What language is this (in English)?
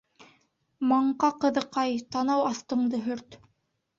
Bashkir